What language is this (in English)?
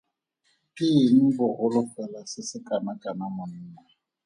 Tswana